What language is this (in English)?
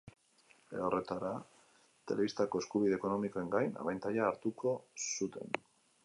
Basque